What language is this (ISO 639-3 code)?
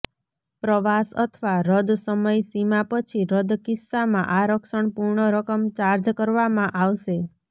guj